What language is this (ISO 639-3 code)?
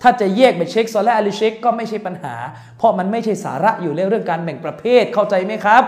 tha